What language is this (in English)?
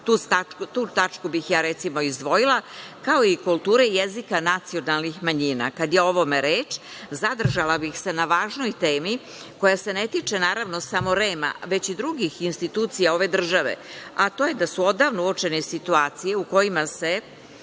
Serbian